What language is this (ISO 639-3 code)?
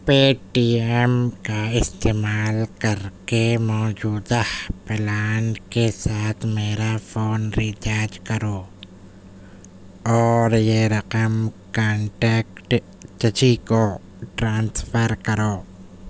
urd